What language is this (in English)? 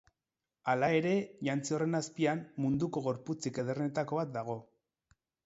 Basque